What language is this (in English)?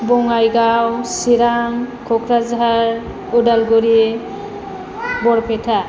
Bodo